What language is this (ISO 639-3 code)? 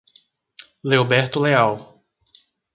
por